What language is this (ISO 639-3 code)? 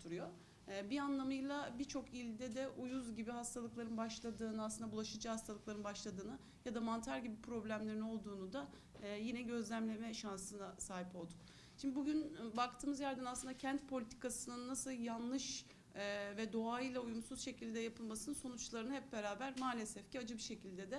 tur